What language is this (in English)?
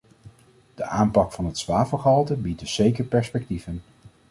Dutch